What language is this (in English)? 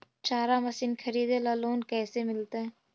Magahi